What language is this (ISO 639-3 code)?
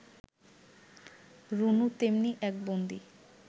ben